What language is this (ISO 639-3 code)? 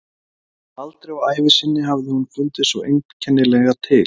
isl